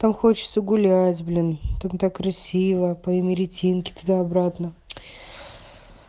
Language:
Russian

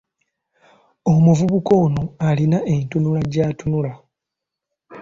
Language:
Ganda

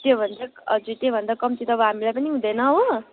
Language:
Nepali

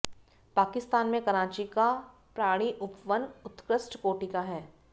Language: Hindi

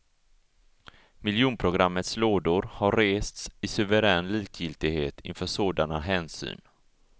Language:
Swedish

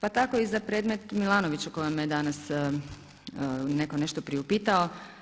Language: Croatian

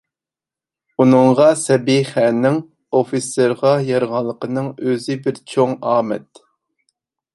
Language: Uyghur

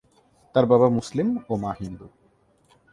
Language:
Bangla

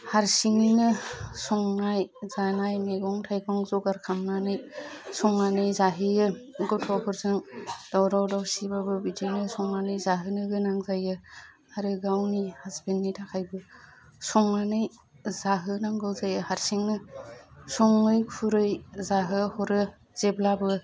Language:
Bodo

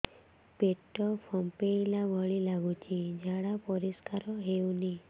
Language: Odia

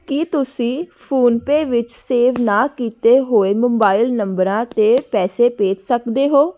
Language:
Punjabi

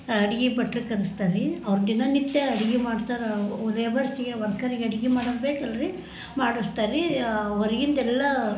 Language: Kannada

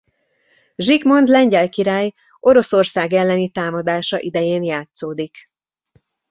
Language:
Hungarian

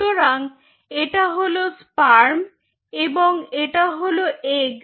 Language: Bangla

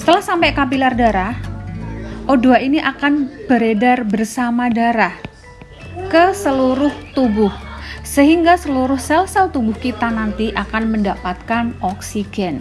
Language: Indonesian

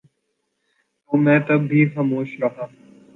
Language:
Urdu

